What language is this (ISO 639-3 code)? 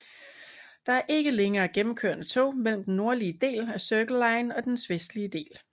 dan